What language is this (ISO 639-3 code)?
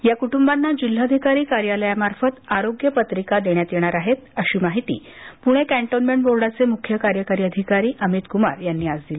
mar